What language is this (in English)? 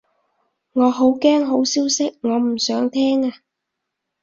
Cantonese